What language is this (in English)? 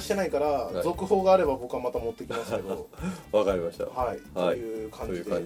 Japanese